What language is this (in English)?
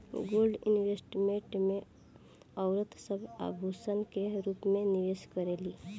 Bhojpuri